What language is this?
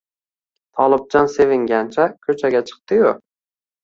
Uzbek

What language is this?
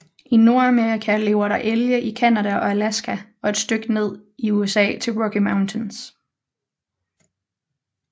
Danish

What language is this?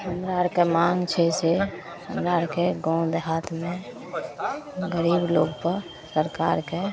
Maithili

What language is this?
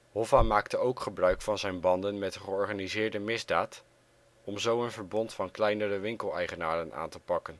Dutch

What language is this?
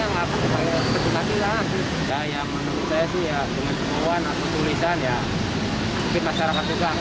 Indonesian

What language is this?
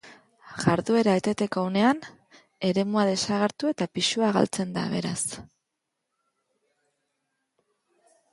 Basque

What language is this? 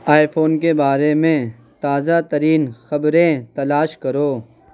Urdu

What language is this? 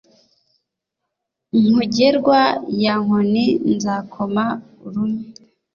Kinyarwanda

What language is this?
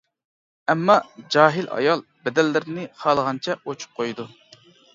Uyghur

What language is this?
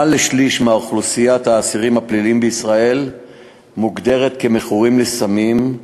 Hebrew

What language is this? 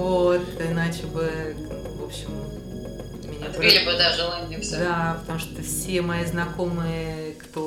Russian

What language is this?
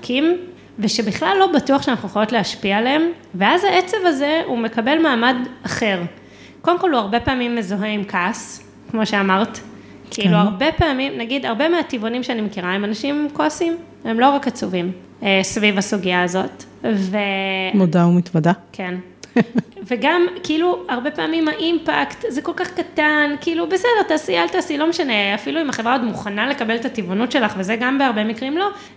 Hebrew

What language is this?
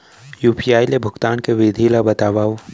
Chhattisgarhi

